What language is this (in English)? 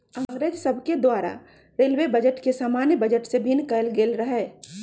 Magahi